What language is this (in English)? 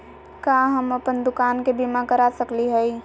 Magahi